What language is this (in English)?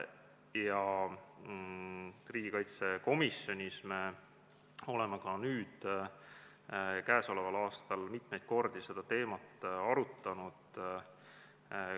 Estonian